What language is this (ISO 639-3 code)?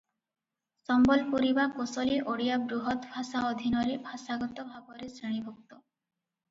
ori